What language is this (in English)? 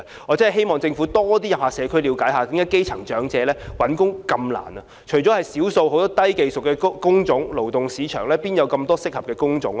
Cantonese